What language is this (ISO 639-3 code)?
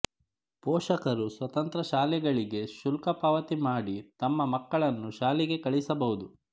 kan